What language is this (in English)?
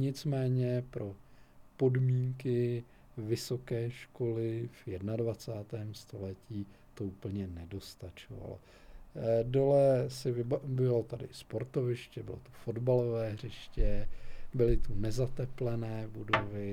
Czech